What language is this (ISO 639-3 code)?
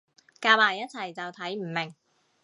yue